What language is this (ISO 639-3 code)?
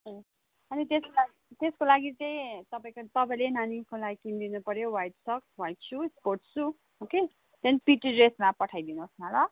nep